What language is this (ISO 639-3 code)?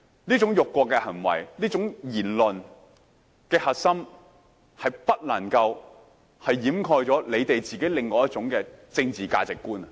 yue